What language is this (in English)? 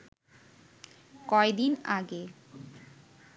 Bangla